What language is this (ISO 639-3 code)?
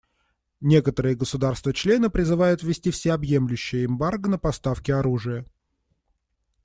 rus